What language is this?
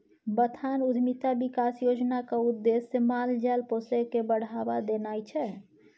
Maithili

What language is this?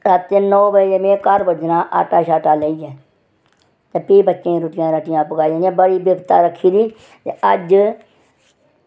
Dogri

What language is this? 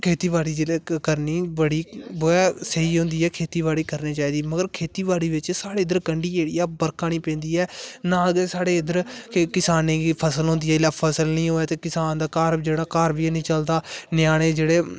Dogri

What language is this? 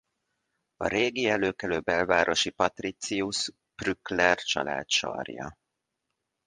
Hungarian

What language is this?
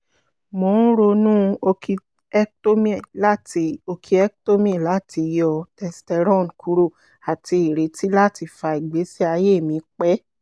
Yoruba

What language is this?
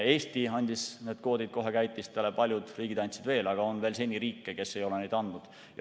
Estonian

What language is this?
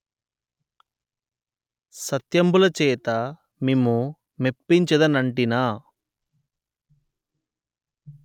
Telugu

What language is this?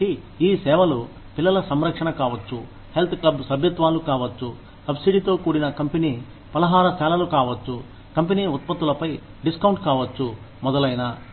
Telugu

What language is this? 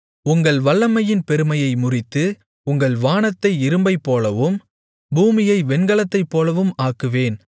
Tamil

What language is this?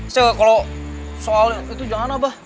Indonesian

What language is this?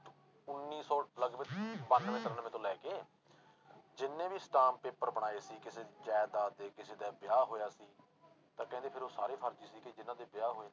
Punjabi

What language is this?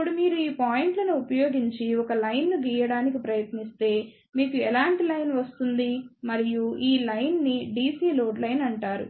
Telugu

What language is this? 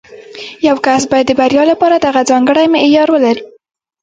Pashto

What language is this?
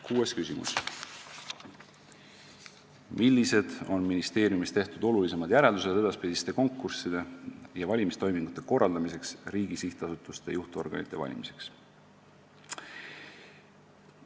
Estonian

